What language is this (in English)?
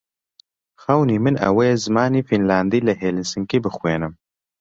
Central Kurdish